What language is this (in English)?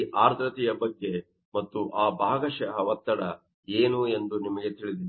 Kannada